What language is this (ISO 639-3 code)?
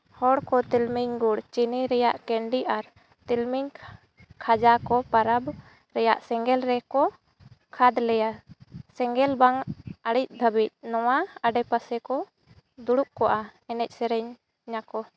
sat